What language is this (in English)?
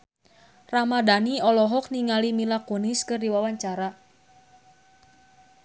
Sundanese